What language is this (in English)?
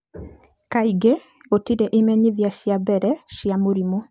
Kikuyu